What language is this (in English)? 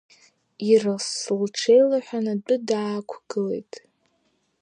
Abkhazian